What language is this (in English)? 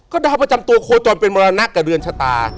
Thai